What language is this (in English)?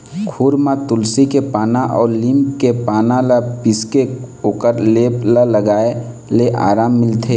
Chhattisgarhi